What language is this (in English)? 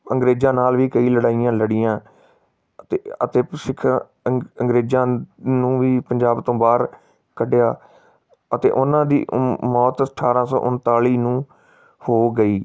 Punjabi